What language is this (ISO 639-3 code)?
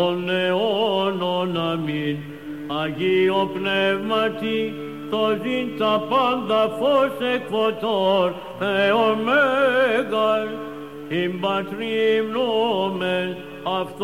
ell